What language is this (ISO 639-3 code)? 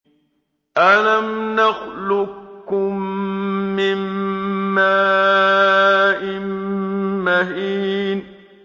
ara